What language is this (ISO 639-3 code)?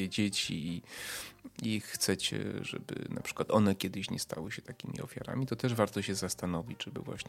pol